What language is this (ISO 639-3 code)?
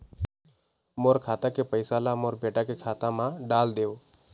hne